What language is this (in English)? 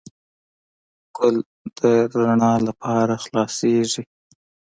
Pashto